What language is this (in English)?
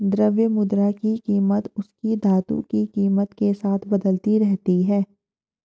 Hindi